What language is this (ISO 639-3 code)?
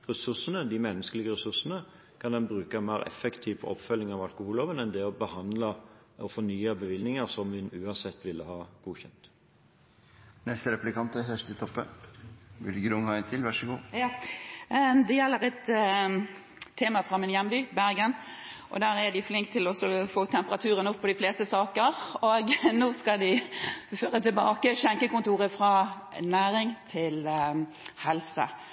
nor